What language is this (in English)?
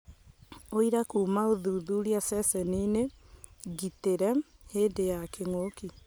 Kikuyu